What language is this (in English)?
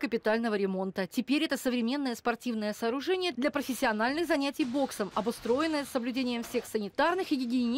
Russian